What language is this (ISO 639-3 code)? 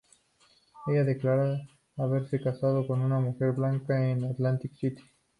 spa